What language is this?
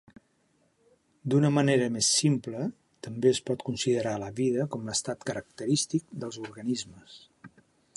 Catalan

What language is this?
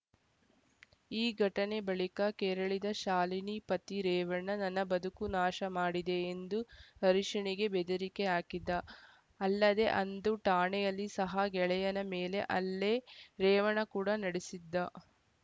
Kannada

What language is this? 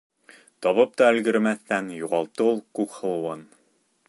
Bashkir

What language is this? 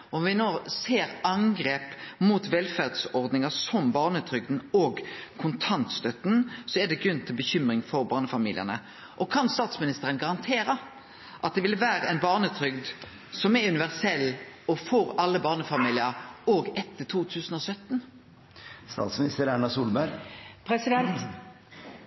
Norwegian Nynorsk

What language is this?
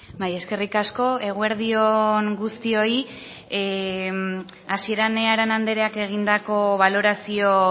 Basque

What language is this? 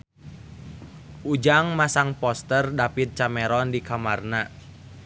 Sundanese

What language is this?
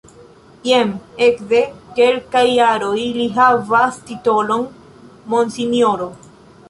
Esperanto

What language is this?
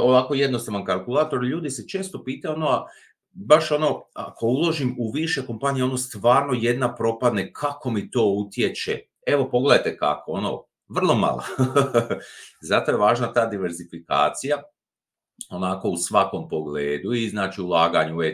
Croatian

